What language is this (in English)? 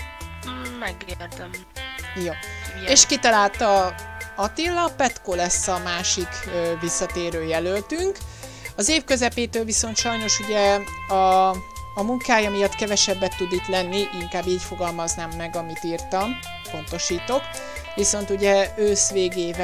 Hungarian